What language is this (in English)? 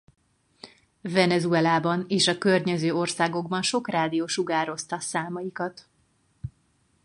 Hungarian